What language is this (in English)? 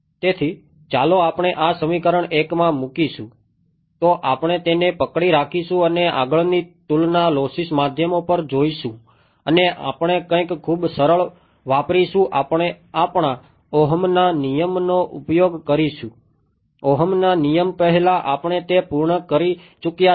Gujarati